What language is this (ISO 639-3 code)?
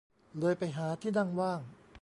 tha